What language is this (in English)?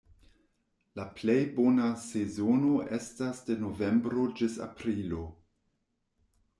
Esperanto